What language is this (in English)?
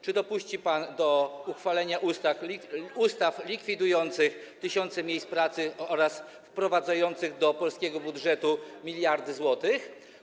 Polish